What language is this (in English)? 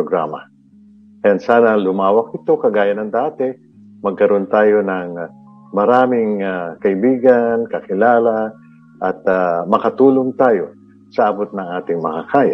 Filipino